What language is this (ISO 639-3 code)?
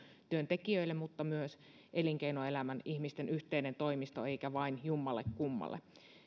fin